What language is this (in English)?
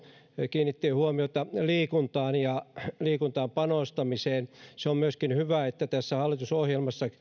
Finnish